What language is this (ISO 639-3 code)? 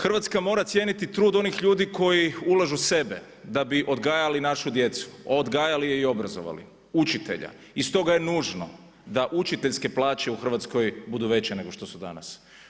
hrv